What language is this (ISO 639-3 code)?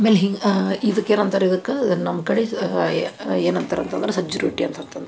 kan